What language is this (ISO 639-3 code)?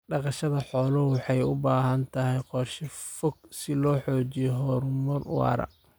som